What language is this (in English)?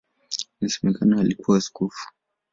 Swahili